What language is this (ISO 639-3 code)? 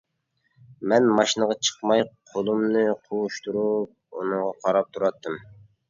uig